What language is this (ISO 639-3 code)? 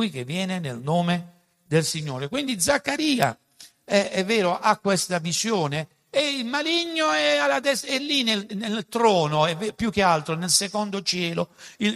ita